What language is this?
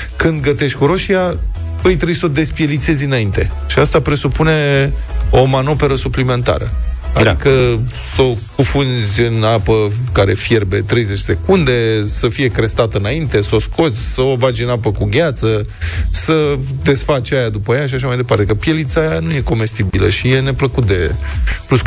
Romanian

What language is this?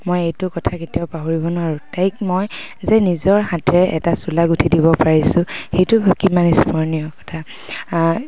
Assamese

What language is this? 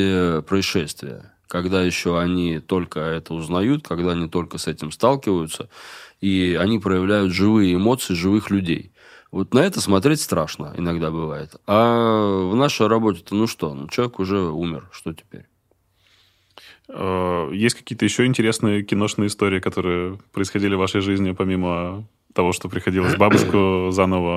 Russian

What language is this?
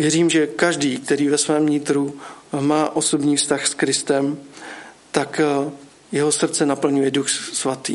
Czech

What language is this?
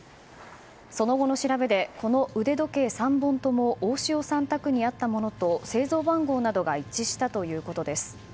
Japanese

